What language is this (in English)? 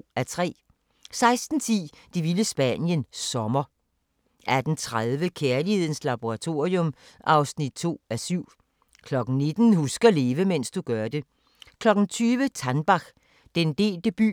Danish